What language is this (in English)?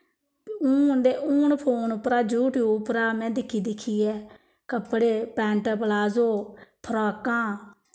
Dogri